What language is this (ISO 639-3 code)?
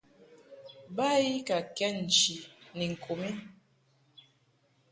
mhk